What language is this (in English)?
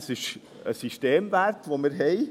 Swiss German